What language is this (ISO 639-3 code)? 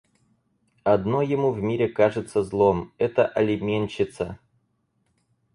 rus